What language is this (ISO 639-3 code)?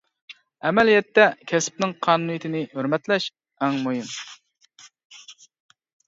uig